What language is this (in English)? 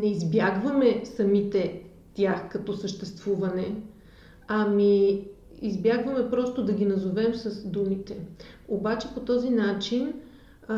Bulgarian